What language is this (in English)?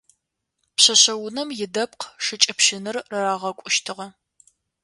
Adyghe